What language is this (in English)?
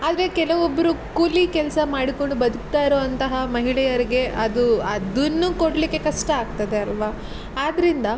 Kannada